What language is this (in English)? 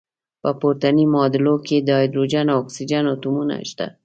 Pashto